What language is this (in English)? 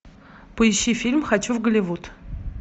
Russian